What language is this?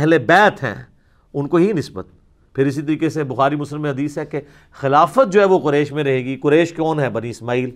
Urdu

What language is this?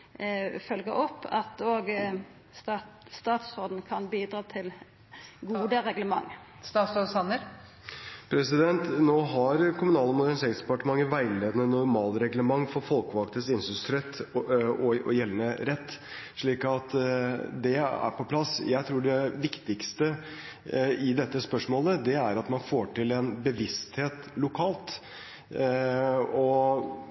Norwegian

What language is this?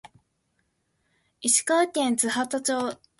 Japanese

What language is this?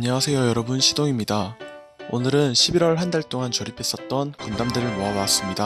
Korean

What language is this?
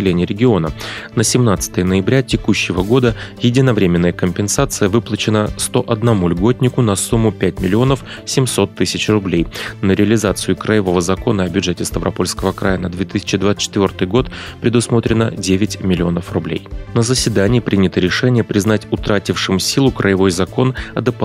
Russian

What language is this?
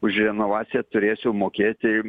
Lithuanian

